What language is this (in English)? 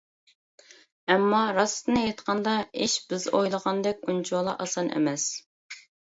Uyghur